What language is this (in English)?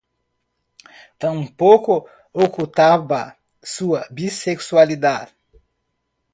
Spanish